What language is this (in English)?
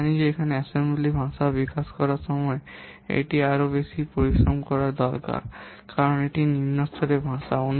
Bangla